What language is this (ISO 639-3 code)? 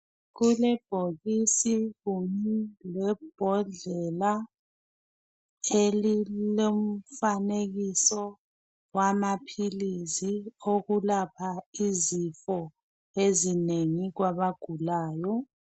nde